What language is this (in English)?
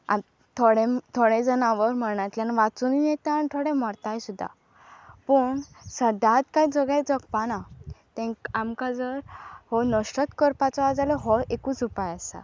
Konkani